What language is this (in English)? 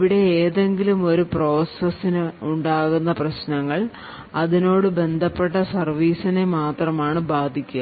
Malayalam